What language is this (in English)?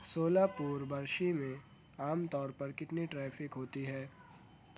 Urdu